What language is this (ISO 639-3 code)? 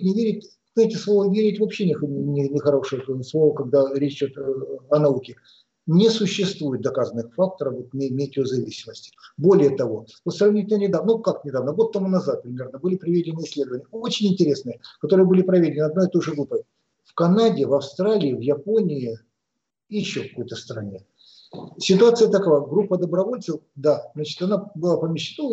rus